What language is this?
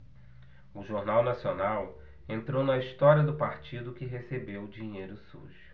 Portuguese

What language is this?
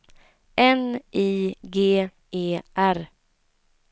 Swedish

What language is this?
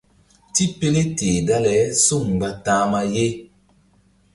Mbum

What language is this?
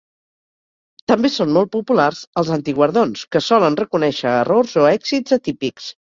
Catalan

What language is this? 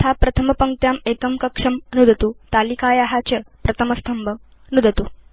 Sanskrit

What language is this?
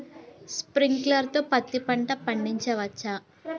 Telugu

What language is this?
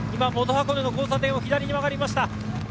Japanese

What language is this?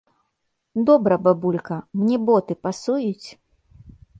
Belarusian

